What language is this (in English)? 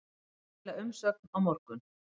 Icelandic